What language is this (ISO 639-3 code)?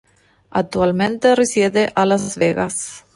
ita